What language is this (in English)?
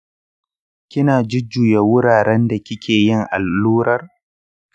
Hausa